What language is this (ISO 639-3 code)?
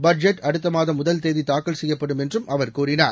tam